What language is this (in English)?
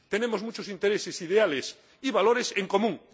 Spanish